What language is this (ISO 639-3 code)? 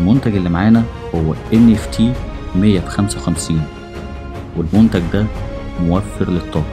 ara